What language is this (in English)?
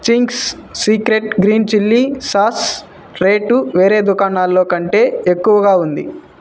Telugu